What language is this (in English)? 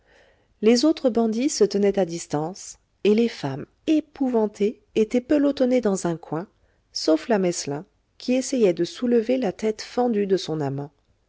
French